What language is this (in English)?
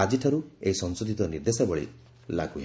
Odia